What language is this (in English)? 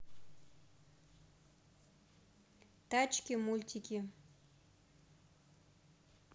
Russian